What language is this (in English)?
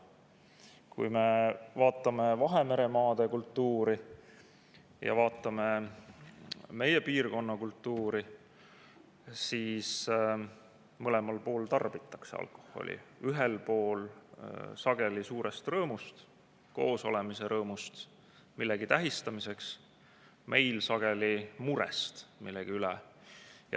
Estonian